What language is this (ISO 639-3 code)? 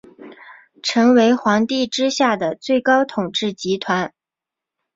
zho